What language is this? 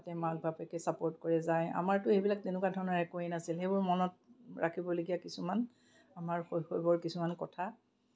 Assamese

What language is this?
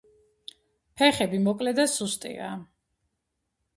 Georgian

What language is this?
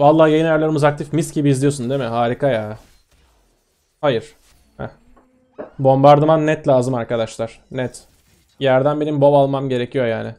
Turkish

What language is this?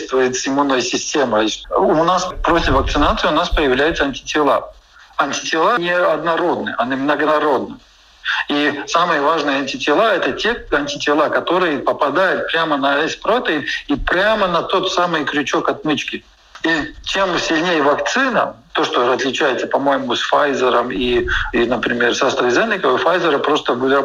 Russian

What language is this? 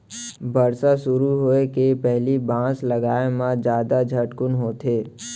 Chhattisgarhi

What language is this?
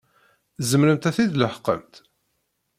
Kabyle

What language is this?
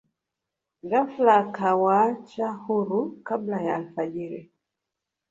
Swahili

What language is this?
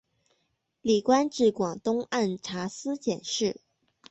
Chinese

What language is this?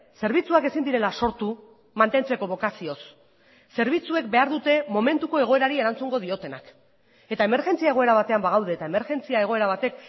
Basque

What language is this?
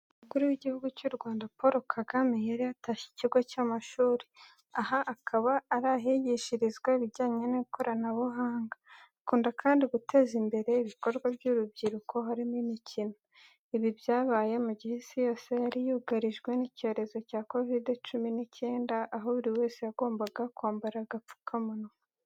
Kinyarwanda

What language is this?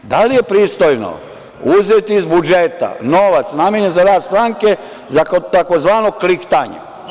Serbian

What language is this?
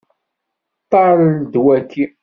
Kabyle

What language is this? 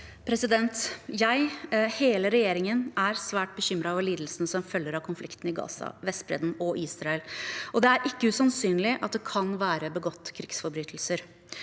Norwegian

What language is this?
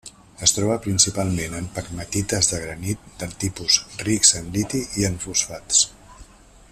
Catalan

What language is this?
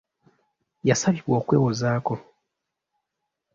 Ganda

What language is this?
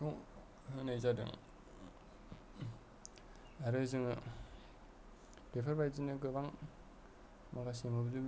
Bodo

